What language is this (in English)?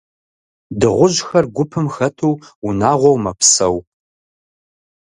Kabardian